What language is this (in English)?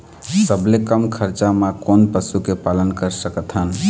Chhattisgarhi